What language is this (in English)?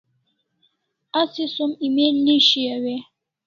Kalasha